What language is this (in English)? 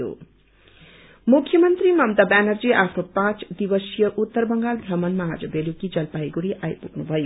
Nepali